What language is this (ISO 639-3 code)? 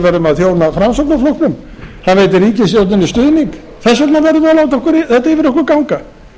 isl